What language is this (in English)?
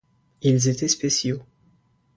French